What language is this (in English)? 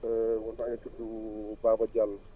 Wolof